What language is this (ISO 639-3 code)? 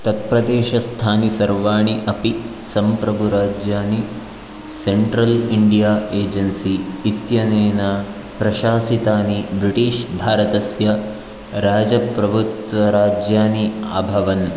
san